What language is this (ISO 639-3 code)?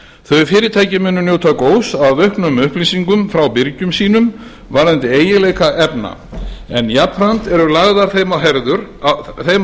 isl